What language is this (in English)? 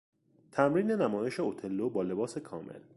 Persian